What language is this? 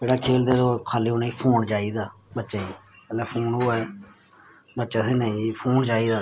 Dogri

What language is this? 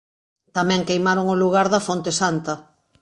Galician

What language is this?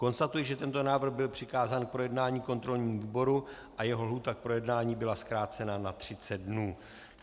Czech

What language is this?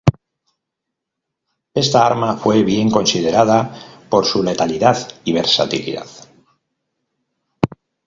Spanish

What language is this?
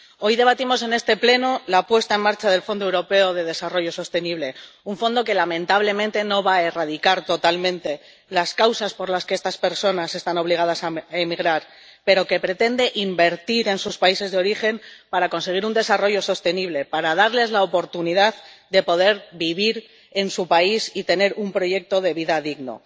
Spanish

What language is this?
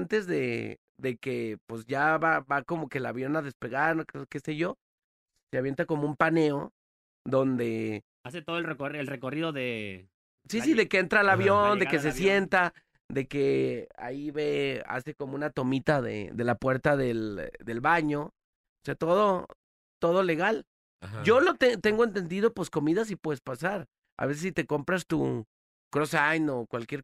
Spanish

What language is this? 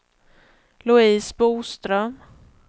Swedish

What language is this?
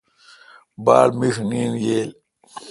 Kalkoti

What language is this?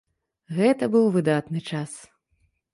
Belarusian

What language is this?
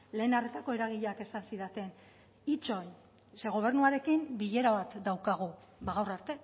Basque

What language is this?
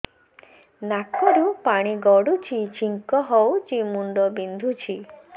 Odia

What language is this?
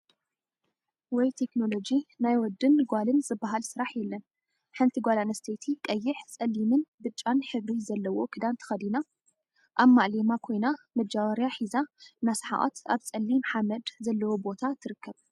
Tigrinya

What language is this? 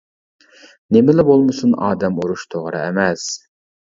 Uyghur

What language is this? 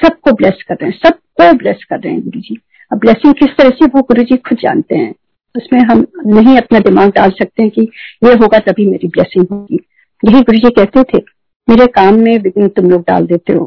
Hindi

